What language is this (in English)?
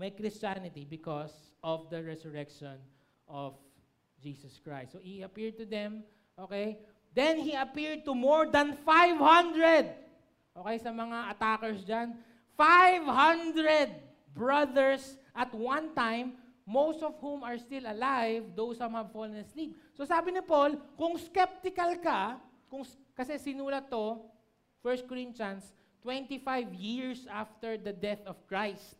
Filipino